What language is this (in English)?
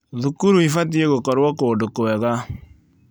Kikuyu